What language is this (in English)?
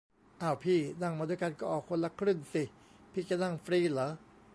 Thai